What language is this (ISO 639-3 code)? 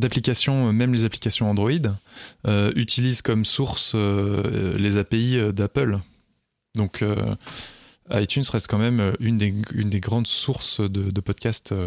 fra